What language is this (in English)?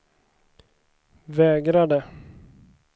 Swedish